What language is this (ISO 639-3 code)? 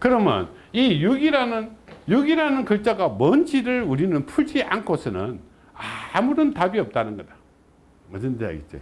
kor